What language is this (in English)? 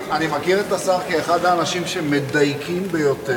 Hebrew